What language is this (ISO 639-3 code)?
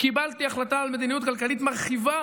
heb